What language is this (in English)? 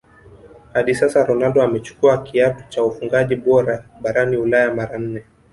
Swahili